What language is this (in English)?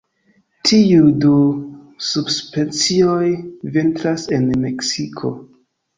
Esperanto